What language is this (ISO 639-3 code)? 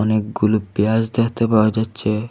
ben